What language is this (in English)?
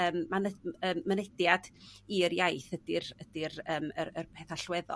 Welsh